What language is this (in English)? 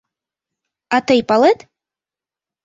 Mari